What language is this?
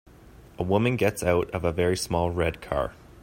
English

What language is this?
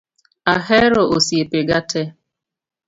Luo (Kenya and Tanzania)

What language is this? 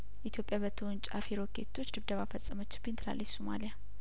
Amharic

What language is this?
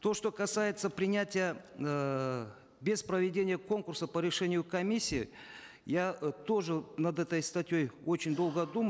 Kazakh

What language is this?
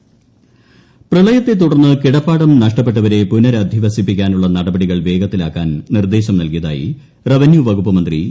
Malayalam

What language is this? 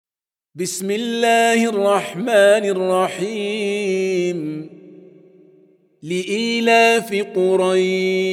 Arabic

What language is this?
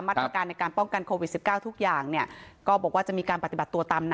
Thai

